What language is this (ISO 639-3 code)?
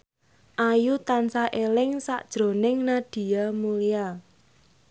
jav